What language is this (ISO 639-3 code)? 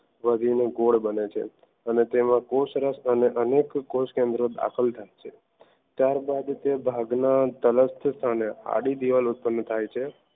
guj